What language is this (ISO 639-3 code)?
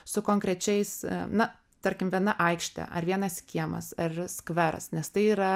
lit